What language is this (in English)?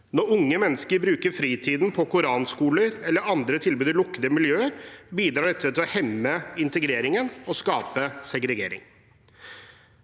Norwegian